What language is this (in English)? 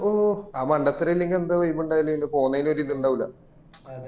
Malayalam